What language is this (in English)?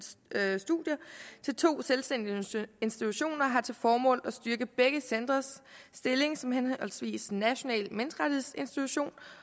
Danish